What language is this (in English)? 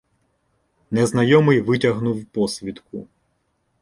Ukrainian